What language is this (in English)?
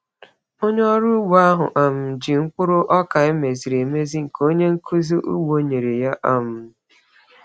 Igbo